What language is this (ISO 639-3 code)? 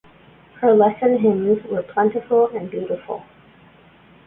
eng